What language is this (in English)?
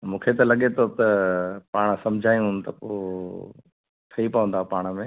Sindhi